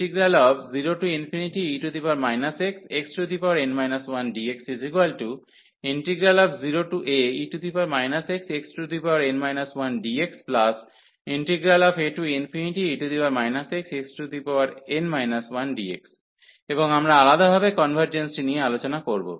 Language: Bangla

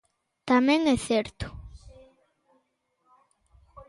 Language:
Galician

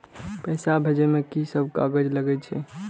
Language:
Maithili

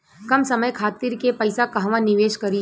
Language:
Bhojpuri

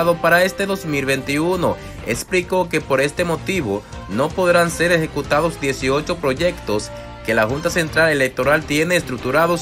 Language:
Spanish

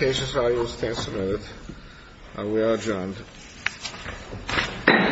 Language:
English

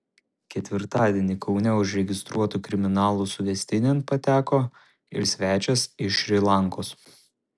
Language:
Lithuanian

